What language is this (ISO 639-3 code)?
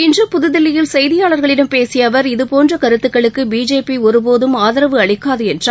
tam